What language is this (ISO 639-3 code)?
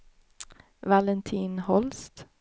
swe